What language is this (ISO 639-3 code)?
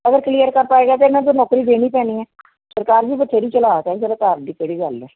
pan